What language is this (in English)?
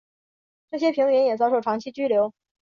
Chinese